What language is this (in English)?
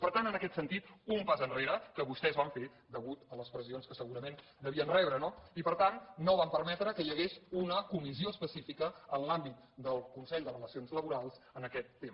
Catalan